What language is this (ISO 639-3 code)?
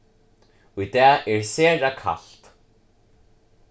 fao